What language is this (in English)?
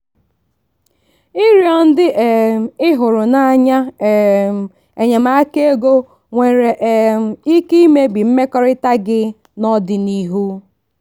Igbo